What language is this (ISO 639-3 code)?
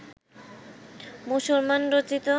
ben